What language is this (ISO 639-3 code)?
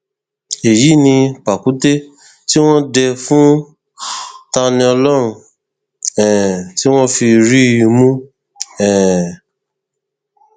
yor